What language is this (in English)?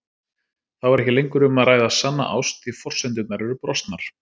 Icelandic